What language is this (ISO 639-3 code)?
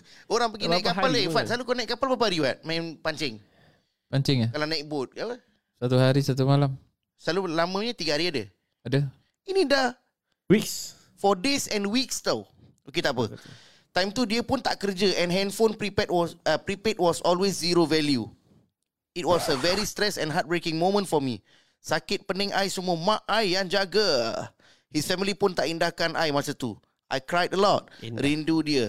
msa